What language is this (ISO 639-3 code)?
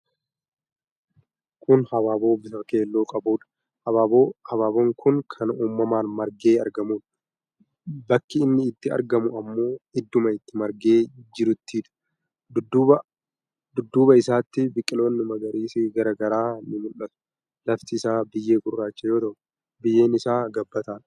orm